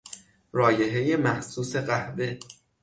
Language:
Persian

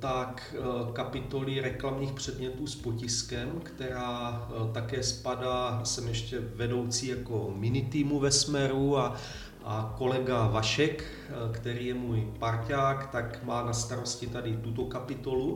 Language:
Czech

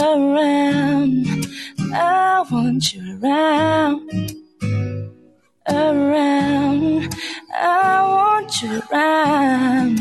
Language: Malay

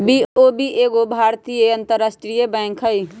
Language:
Magahi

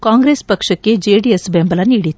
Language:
Kannada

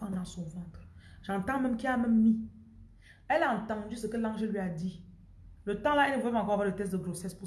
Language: French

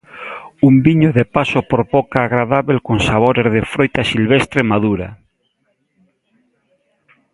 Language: Galician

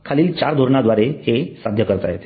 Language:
Marathi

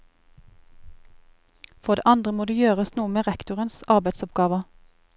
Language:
Norwegian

